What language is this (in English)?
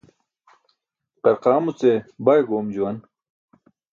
Burushaski